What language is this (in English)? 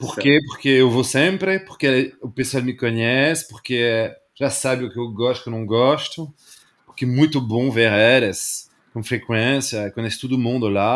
Portuguese